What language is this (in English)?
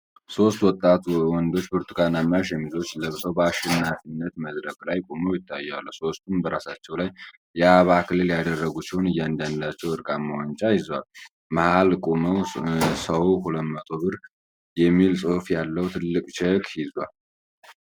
Amharic